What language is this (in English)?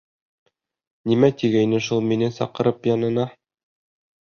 Bashkir